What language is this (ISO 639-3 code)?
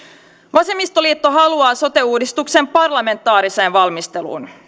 fin